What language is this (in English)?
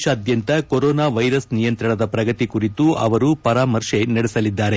Kannada